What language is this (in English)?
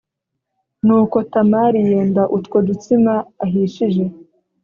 Kinyarwanda